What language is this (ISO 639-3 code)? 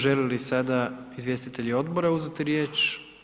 hrv